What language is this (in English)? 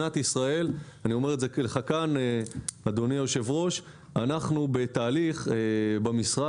Hebrew